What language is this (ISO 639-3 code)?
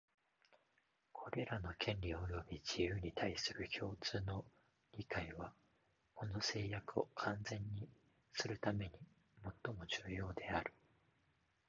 jpn